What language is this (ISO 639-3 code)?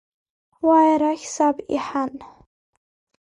abk